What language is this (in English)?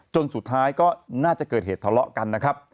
Thai